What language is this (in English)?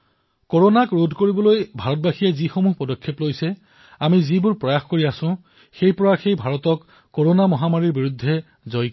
Assamese